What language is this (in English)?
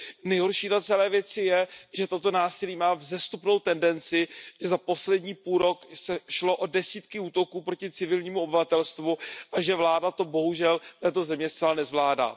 Czech